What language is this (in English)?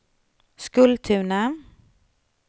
Swedish